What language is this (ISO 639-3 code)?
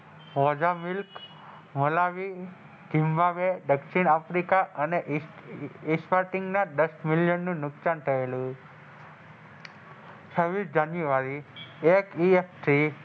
guj